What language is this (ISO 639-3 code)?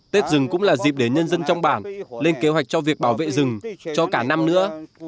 vie